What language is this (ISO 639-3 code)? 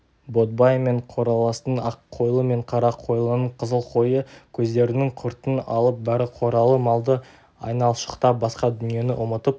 kaz